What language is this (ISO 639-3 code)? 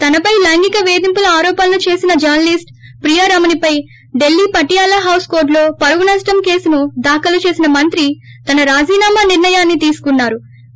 tel